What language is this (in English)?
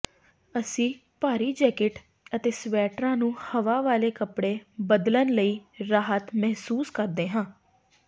Punjabi